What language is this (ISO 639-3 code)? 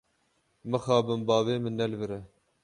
kur